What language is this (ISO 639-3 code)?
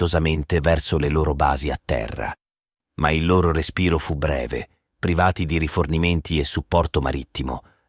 ita